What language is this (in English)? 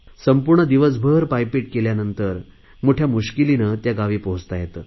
Marathi